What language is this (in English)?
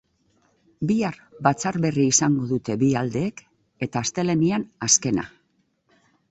Basque